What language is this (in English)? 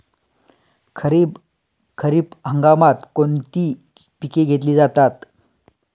Marathi